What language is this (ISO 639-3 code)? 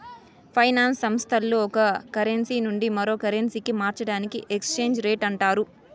tel